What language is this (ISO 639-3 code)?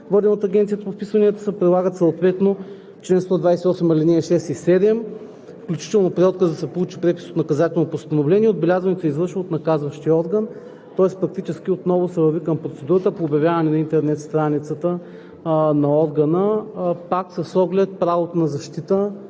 bul